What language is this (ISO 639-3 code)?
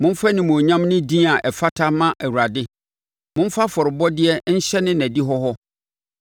aka